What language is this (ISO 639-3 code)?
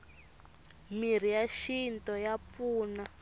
tso